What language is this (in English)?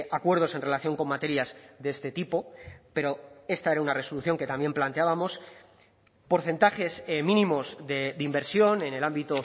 Spanish